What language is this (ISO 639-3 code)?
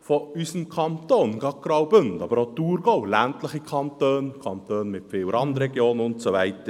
gsw